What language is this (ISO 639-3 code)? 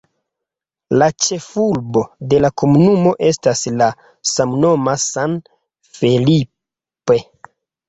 epo